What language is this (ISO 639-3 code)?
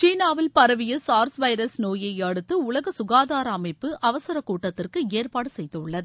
tam